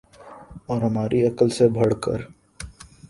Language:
Urdu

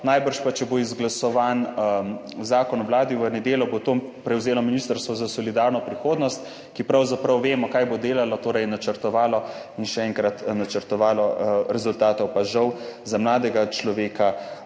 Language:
Slovenian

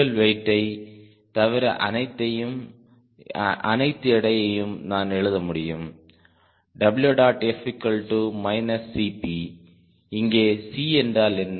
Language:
Tamil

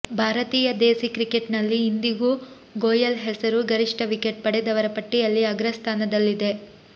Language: Kannada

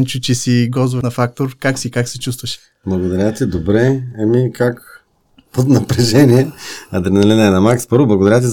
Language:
Bulgarian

